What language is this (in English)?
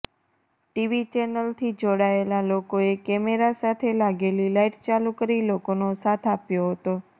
Gujarati